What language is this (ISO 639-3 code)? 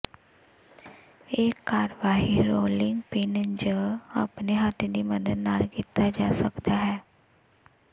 pan